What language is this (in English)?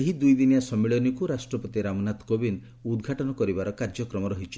Odia